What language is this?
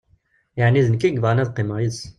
Kabyle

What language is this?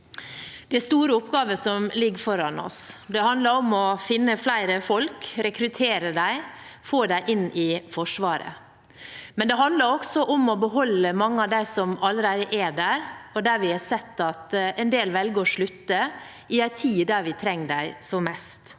Norwegian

